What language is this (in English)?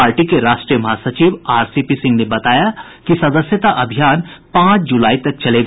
Hindi